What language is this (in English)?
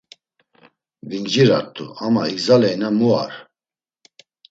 Laz